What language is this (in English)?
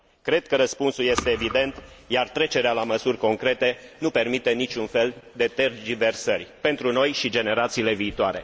Romanian